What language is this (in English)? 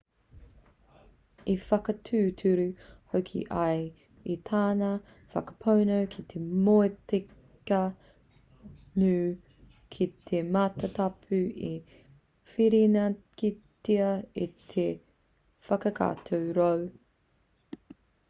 Māori